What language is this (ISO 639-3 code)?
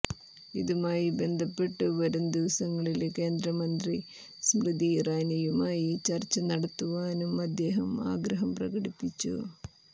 mal